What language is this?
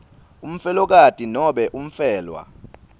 Swati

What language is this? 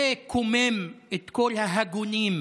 Hebrew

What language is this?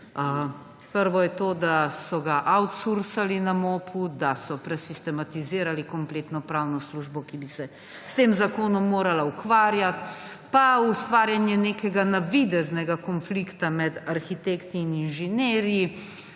Slovenian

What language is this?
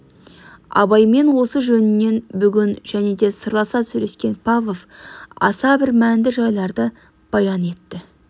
Kazakh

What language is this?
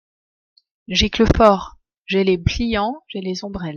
French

